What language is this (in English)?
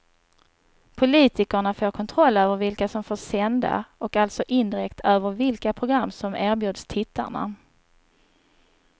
Swedish